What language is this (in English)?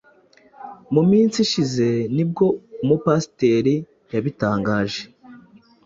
Kinyarwanda